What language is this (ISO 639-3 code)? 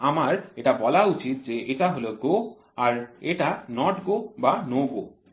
ben